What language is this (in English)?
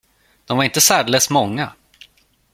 Swedish